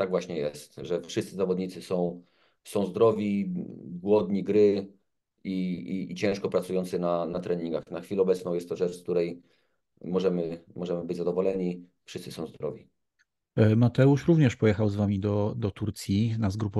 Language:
Polish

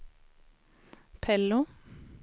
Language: Swedish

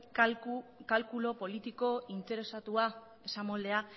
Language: Basque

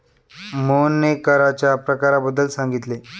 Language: Marathi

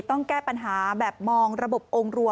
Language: Thai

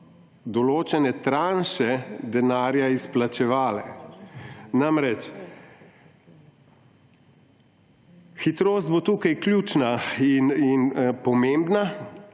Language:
Slovenian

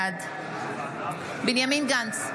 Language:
Hebrew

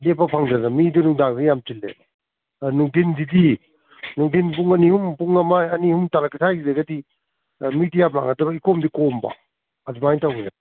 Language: Manipuri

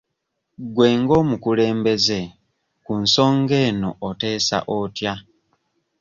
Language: Ganda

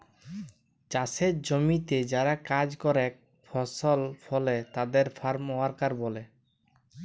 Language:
Bangla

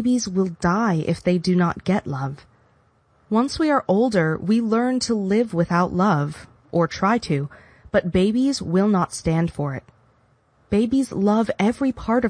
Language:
English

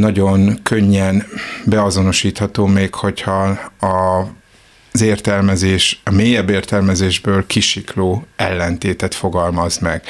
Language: Hungarian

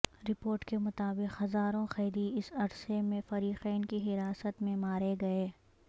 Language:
Urdu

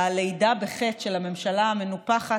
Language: Hebrew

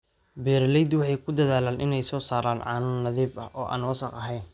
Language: Somali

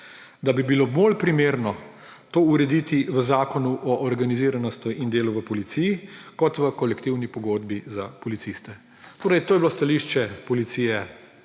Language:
Slovenian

